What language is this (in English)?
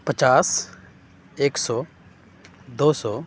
Urdu